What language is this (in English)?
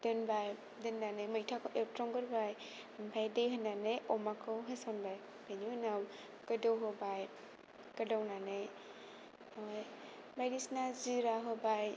Bodo